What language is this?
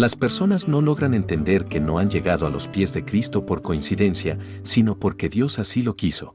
Spanish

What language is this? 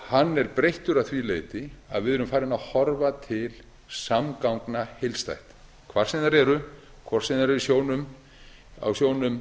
Icelandic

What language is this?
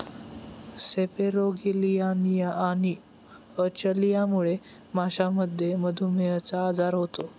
Marathi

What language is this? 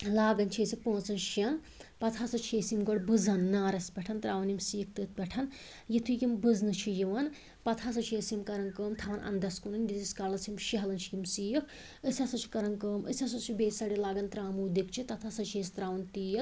Kashmiri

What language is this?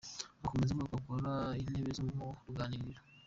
Kinyarwanda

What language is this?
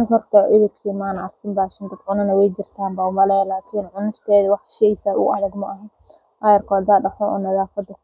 Somali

